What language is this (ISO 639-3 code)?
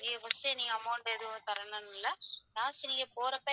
tam